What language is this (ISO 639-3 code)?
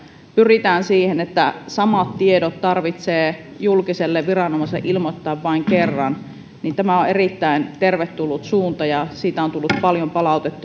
fin